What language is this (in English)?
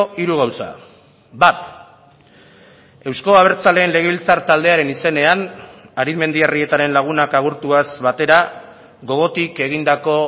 Basque